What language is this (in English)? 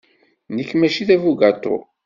Kabyle